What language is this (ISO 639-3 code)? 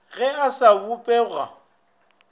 nso